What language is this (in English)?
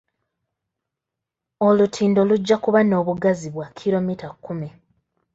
Ganda